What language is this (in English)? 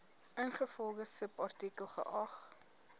Afrikaans